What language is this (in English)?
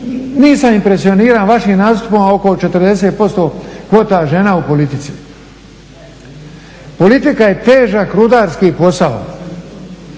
Croatian